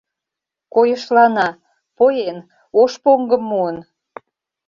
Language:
Mari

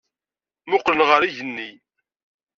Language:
Kabyle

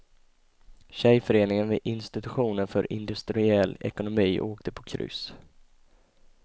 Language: Swedish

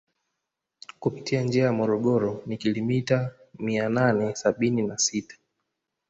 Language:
Swahili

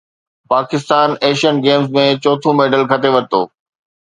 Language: Sindhi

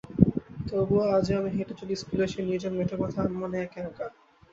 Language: Bangla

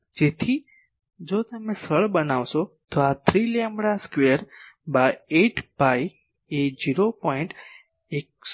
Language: Gujarati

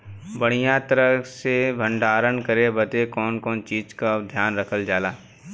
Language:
Bhojpuri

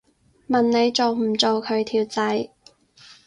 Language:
Cantonese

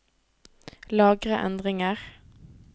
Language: Norwegian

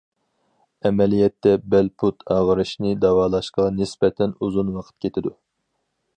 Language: Uyghur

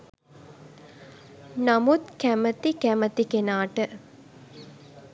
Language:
Sinhala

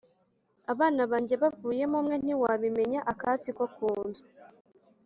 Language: Kinyarwanda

